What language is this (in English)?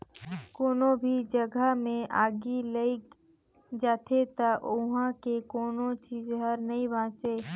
Chhattisgarhi